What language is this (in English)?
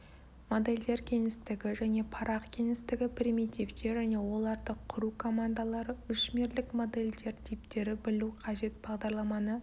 Kazakh